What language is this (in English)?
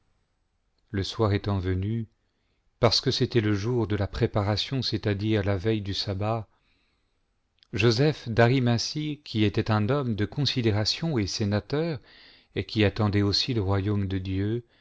French